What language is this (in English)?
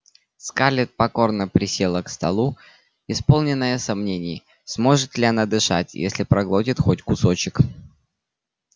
Russian